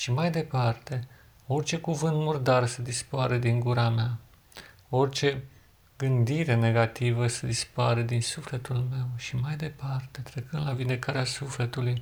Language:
Romanian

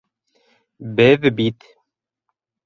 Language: Bashkir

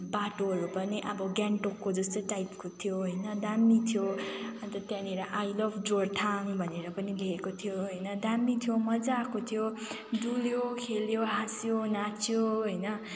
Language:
Nepali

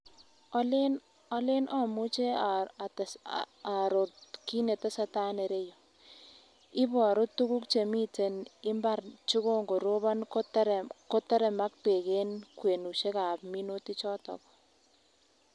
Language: Kalenjin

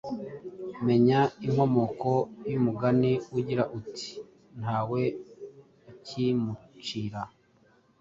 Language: Kinyarwanda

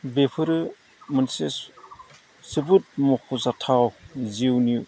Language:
Bodo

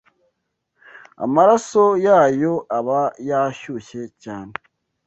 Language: Kinyarwanda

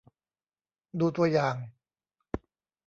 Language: Thai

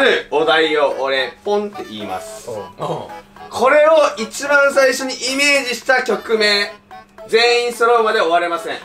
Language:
Japanese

